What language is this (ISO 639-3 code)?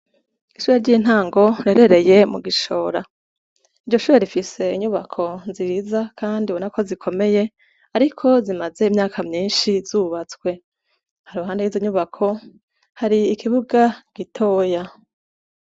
run